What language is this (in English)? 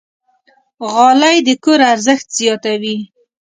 Pashto